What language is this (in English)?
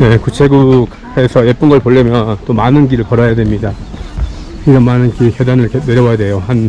Korean